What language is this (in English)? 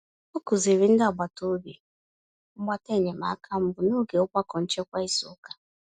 Igbo